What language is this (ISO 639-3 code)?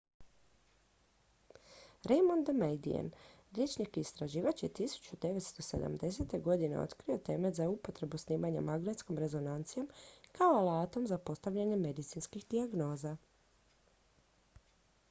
hrv